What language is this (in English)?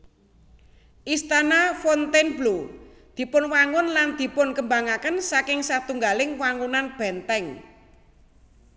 Javanese